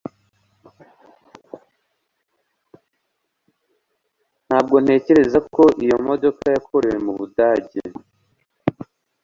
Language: Kinyarwanda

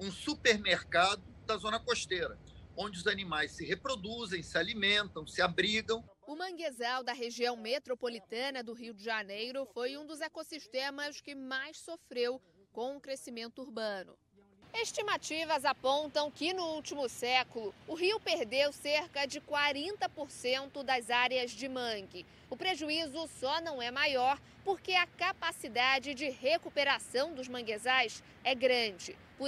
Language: Portuguese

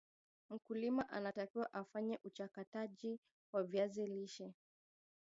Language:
Swahili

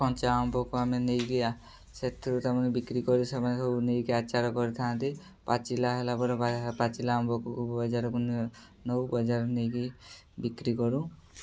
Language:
Odia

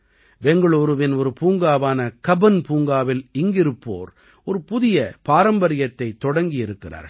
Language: Tamil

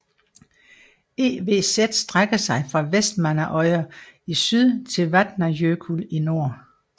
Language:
Danish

